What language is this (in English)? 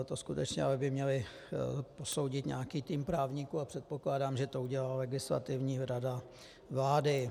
Czech